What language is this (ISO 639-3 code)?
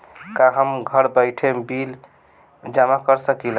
bho